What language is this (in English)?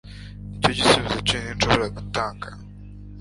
Kinyarwanda